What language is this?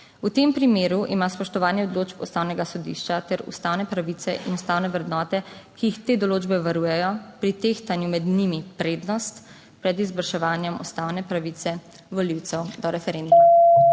Slovenian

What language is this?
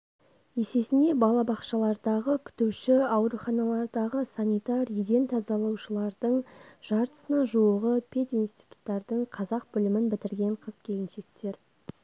Kazakh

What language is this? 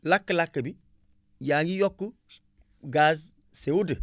Wolof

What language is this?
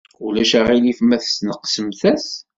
Kabyle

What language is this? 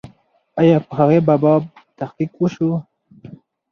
Pashto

